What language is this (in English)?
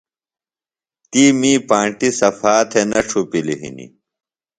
Phalura